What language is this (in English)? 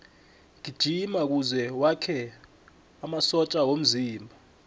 South Ndebele